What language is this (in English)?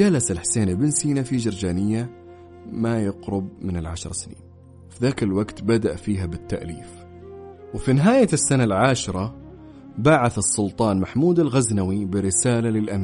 Arabic